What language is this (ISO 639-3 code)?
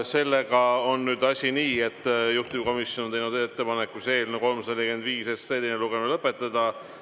est